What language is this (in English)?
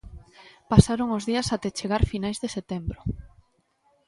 Galician